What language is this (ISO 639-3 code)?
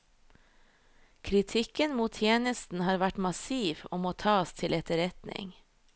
nor